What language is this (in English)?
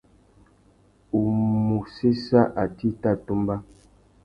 Tuki